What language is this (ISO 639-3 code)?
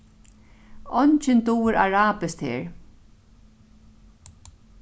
fao